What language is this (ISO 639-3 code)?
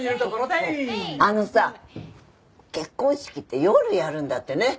jpn